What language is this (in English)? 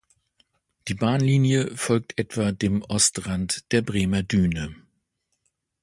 German